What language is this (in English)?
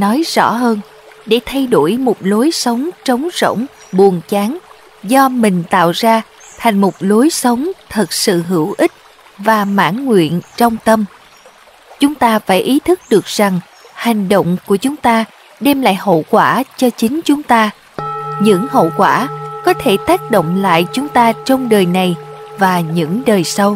Vietnamese